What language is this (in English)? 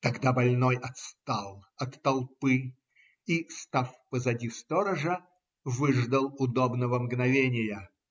Russian